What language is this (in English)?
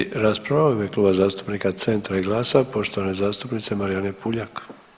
Croatian